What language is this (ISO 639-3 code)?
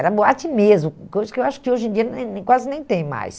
por